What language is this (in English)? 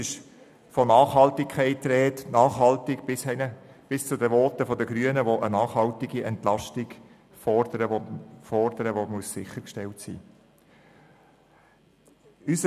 Swiss German